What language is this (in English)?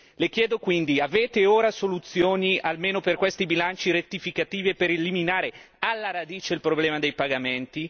Italian